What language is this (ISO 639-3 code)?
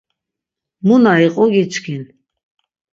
lzz